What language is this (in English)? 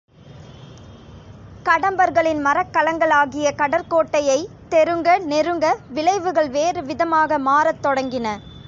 Tamil